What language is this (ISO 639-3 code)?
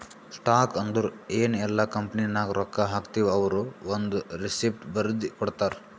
kan